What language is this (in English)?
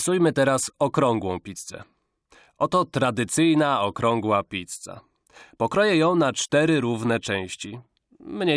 Polish